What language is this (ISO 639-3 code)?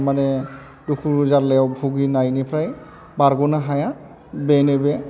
brx